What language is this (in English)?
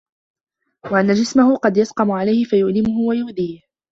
Arabic